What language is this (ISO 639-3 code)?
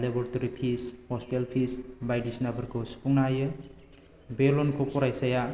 brx